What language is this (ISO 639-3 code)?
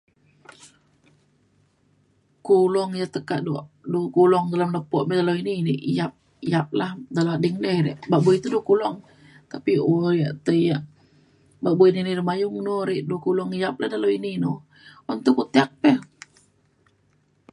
xkl